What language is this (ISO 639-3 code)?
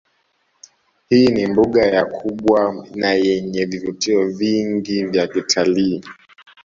swa